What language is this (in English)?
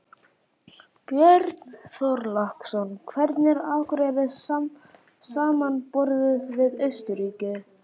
Icelandic